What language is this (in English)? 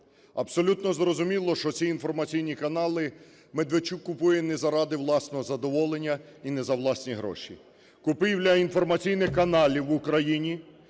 Ukrainian